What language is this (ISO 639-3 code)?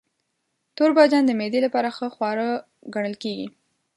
pus